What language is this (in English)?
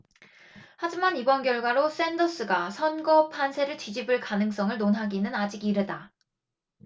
Korean